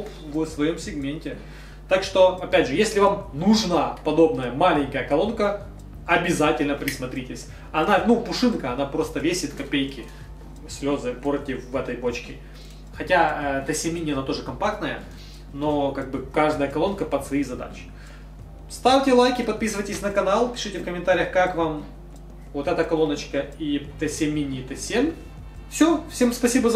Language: Russian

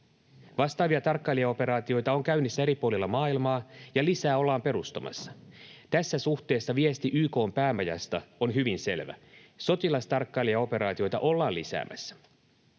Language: Finnish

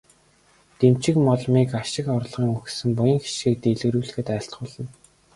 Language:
Mongolian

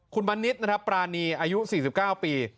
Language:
Thai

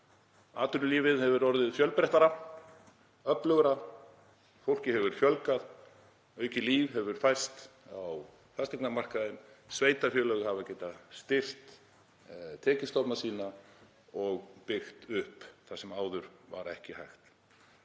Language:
Icelandic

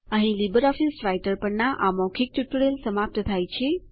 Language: Gujarati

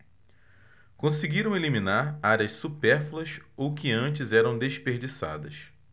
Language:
Portuguese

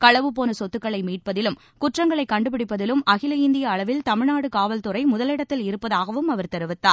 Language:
Tamil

